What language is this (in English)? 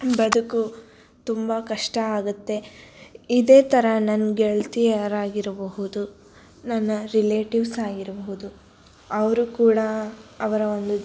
Kannada